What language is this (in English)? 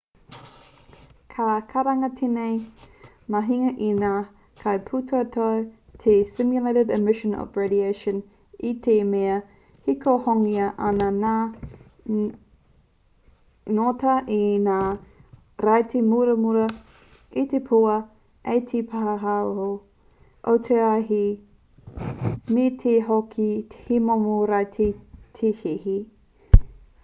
Māori